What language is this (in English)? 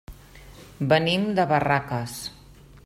Catalan